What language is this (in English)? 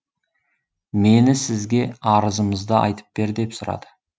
Kazakh